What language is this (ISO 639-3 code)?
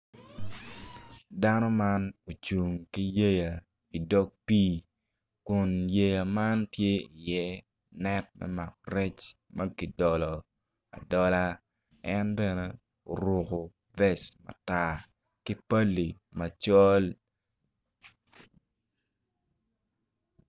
ach